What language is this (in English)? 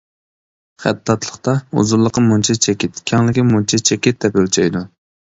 Uyghur